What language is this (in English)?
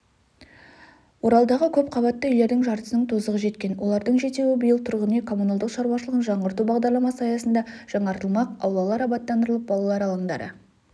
Kazakh